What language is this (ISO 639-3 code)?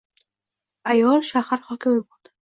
uzb